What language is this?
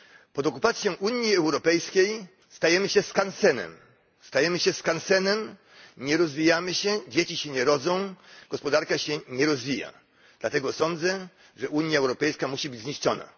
Polish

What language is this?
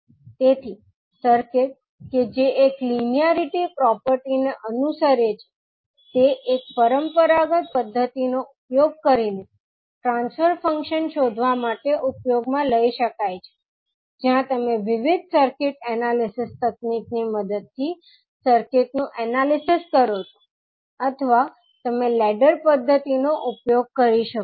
Gujarati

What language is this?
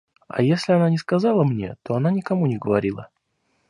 Russian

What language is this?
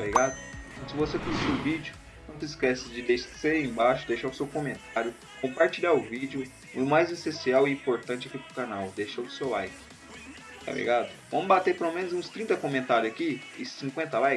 Portuguese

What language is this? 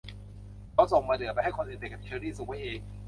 Thai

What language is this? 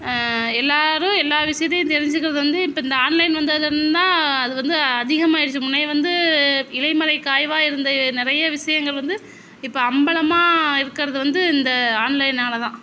Tamil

